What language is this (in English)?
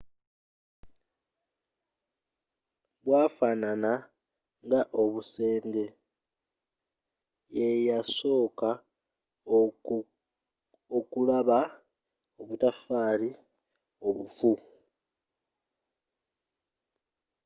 Ganda